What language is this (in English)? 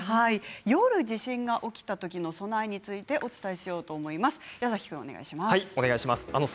Japanese